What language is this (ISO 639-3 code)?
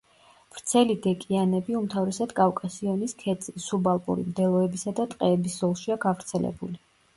kat